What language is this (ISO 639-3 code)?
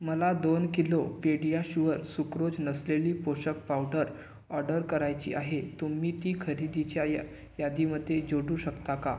mar